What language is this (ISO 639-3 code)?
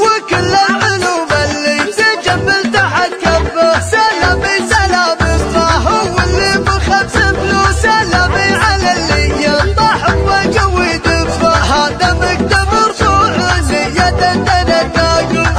ara